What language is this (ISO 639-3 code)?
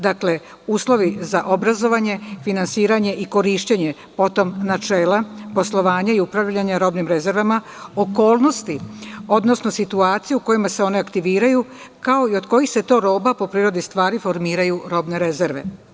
srp